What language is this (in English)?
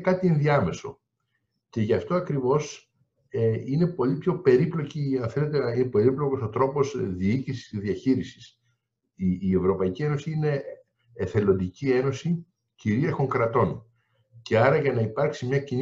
Greek